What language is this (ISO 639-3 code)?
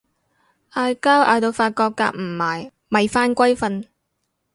yue